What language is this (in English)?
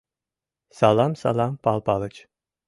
Mari